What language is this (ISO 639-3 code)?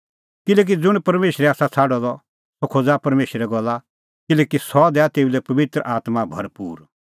kfx